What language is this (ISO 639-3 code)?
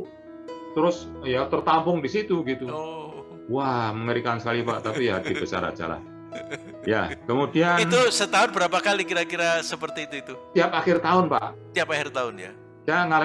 ind